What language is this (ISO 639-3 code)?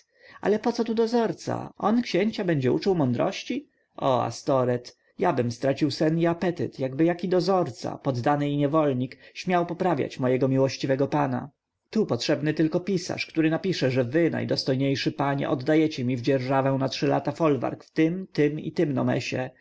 pol